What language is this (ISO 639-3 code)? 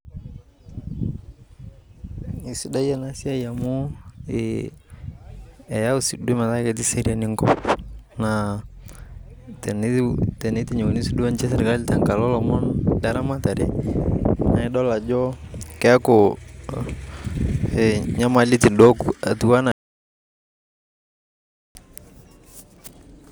mas